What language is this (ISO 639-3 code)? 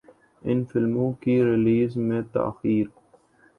urd